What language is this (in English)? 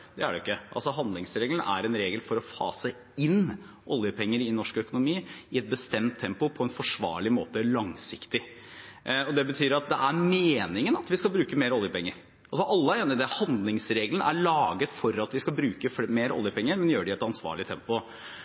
Norwegian